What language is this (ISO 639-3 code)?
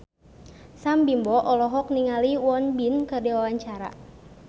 sun